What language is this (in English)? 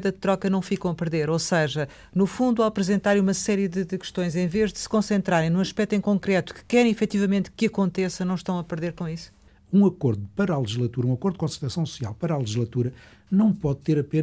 Portuguese